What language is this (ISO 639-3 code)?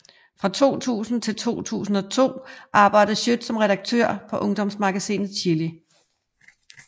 dan